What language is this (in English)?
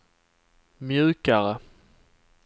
Swedish